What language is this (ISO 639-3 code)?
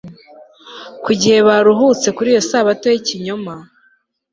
kin